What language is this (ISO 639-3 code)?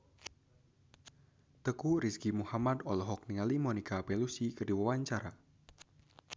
sun